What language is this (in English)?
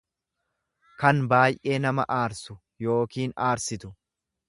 Oromo